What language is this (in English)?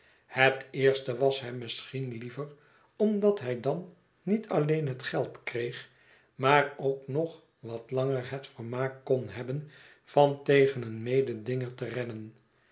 Dutch